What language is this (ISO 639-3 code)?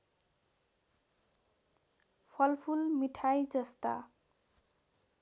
nep